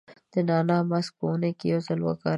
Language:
Pashto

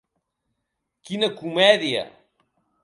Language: Occitan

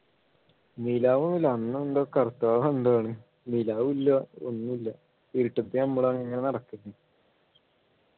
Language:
Malayalam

